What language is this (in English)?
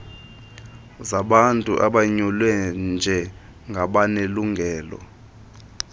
Xhosa